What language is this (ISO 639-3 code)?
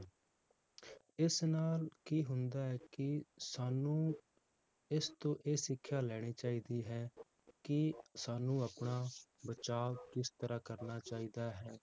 pan